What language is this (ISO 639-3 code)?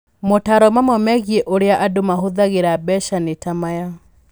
kik